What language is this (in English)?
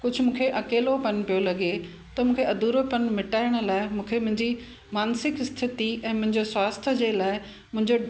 Sindhi